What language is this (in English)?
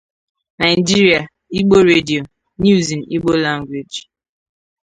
Igbo